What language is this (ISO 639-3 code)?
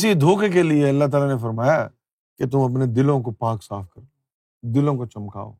urd